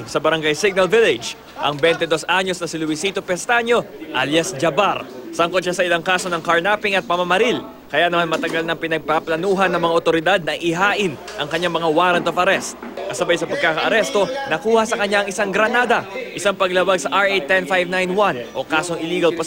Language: Filipino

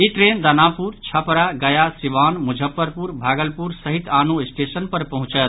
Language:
Maithili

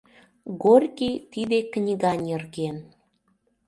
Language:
Mari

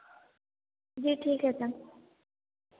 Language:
Hindi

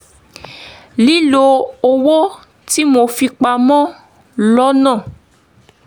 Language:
Yoruba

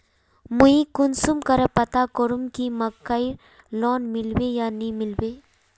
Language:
Magahi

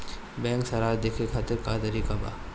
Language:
Bhojpuri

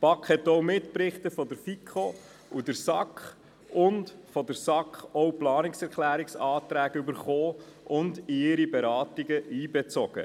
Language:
Swiss German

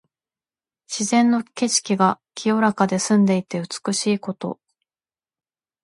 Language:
Japanese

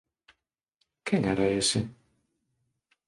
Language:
Galician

